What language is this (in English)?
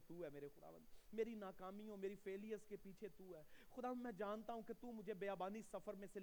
Urdu